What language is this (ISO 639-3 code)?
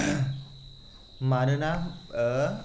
brx